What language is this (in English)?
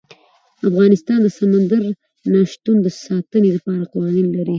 Pashto